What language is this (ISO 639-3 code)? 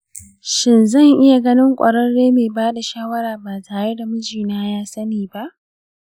hau